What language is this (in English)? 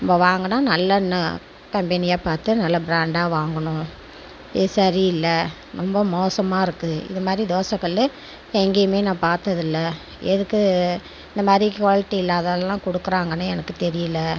Tamil